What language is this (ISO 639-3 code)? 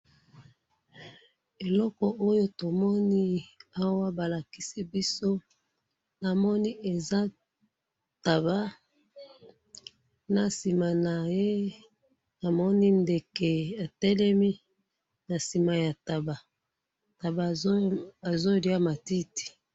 lin